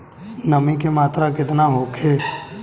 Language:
Bhojpuri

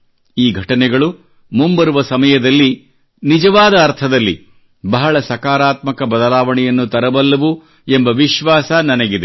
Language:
Kannada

